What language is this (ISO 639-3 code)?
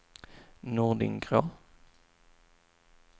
swe